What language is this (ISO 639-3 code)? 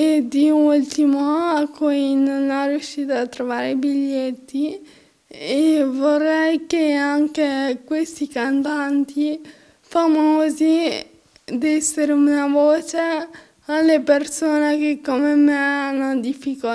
ita